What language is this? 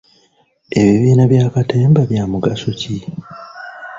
Ganda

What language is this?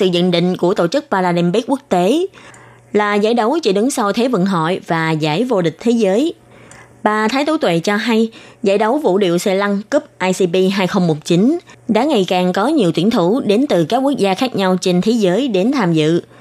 Vietnamese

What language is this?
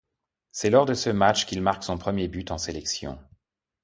French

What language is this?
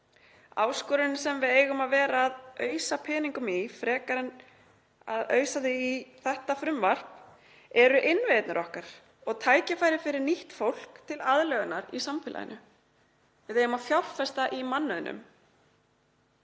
Icelandic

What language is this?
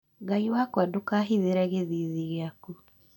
Kikuyu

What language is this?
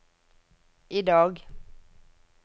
Norwegian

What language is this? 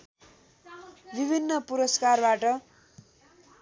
Nepali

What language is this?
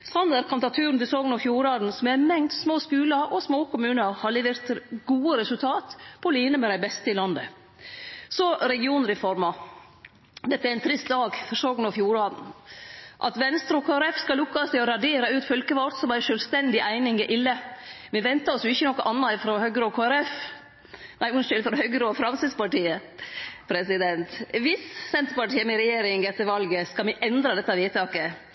Norwegian Nynorsk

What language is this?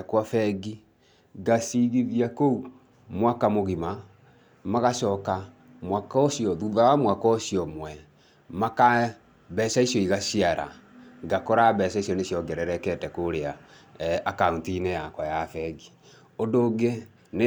Kikuyu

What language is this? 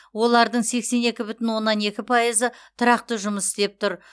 Kazakh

